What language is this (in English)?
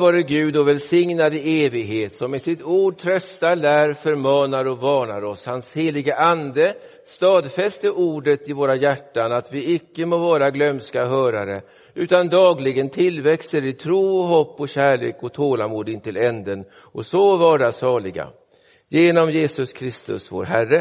Swedish